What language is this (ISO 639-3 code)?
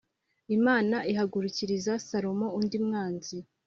kin